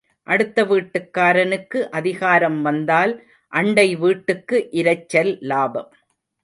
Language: Tamil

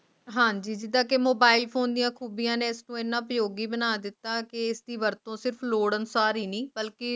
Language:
Punjabi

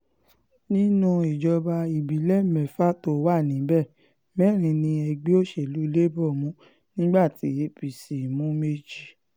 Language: Yoruba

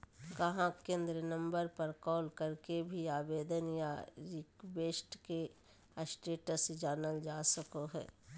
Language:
Magahi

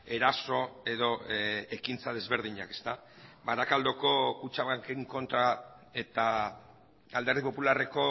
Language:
Basque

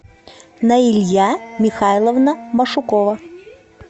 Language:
Russian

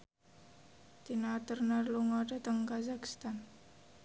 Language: Javanese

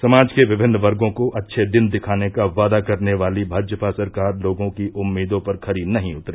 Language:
Hindi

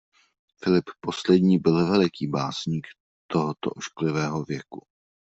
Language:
Czech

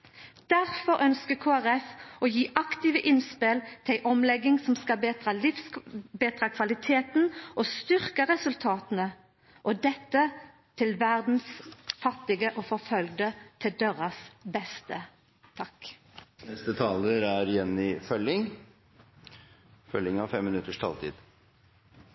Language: Norwegian Nynorsk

